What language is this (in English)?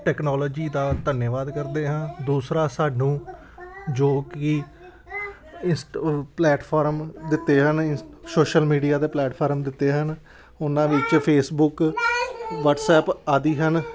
Punjabi